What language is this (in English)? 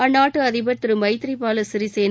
Tamil